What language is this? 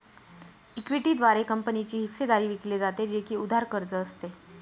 Marathi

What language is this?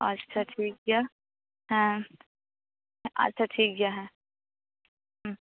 Santali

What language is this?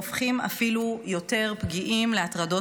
Hebrew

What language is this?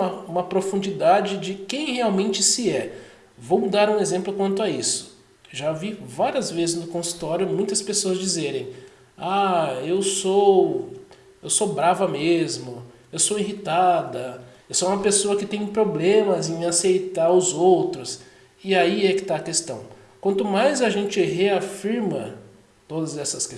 Portuguese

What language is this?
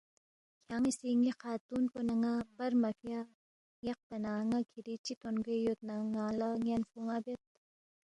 Balti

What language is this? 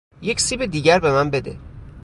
Persian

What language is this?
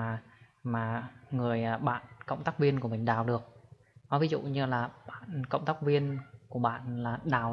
Vietnamese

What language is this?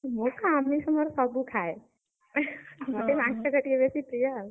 Odia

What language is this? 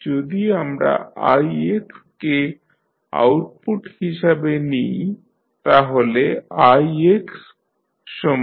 Bangla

